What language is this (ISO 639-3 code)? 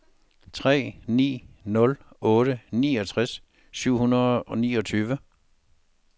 dan